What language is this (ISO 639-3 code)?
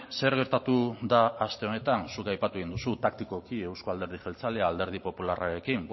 eus